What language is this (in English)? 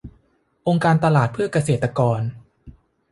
Thai